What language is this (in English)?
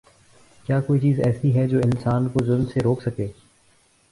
Urdu